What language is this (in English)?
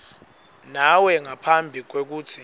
Swati